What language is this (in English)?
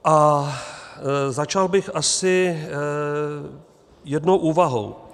Czech